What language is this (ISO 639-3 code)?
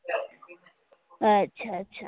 guj